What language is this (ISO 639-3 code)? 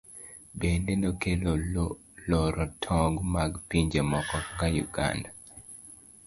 luo